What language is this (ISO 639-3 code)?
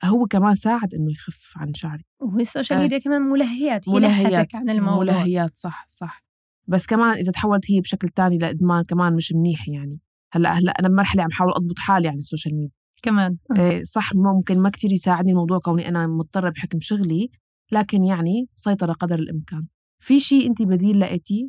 ara